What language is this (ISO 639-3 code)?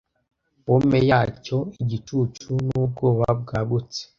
kin